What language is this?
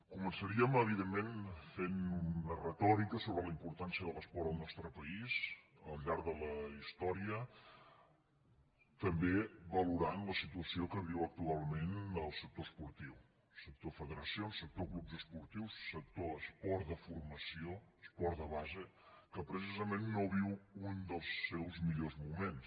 Catalan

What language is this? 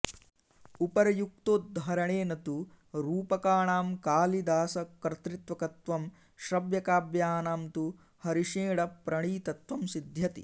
Sanskrit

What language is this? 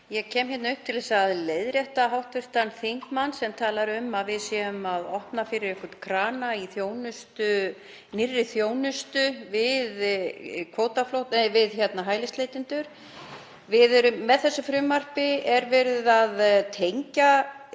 Icelandic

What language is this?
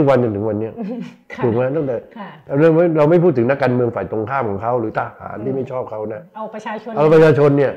Thai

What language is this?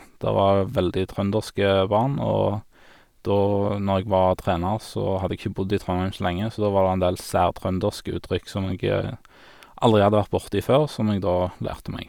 Norwegian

